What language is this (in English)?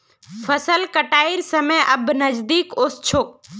Magahi